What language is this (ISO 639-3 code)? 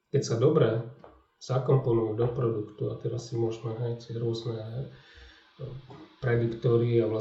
slk